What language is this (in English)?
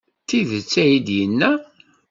Kabyle